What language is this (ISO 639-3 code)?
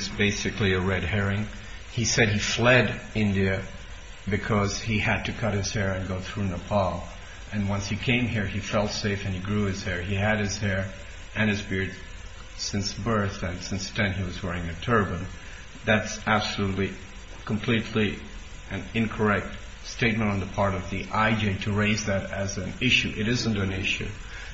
eng